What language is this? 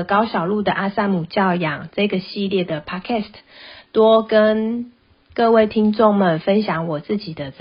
Chinese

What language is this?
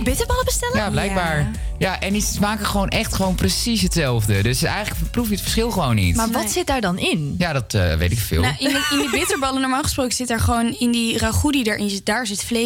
Dutch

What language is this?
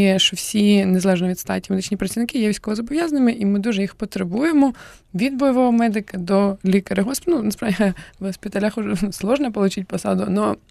Ukrainian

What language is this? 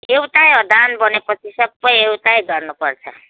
Nepali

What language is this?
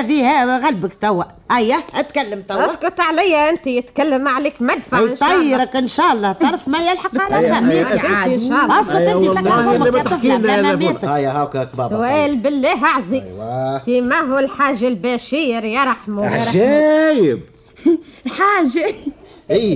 Arabic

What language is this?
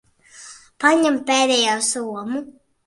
Latvian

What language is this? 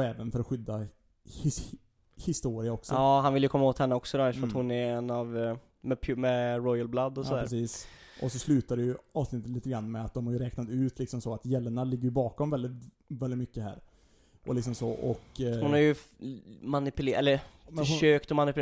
Swedish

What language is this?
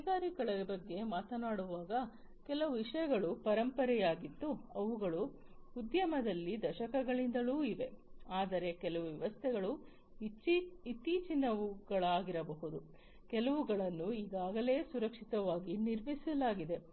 Kannada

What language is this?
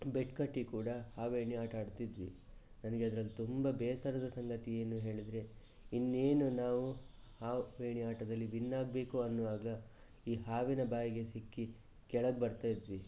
Kannada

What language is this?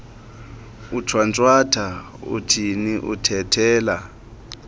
Xhosa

